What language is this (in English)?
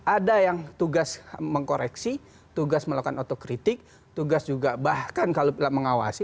Indonesian